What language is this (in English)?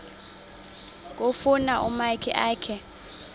Xhosa